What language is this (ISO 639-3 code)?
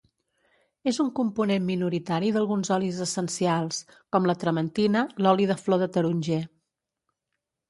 cat